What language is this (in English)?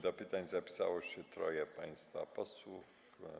Polish